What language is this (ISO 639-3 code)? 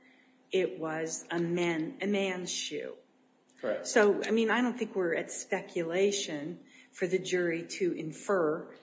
eng